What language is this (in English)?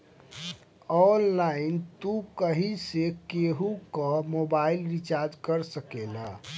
Bhojpuri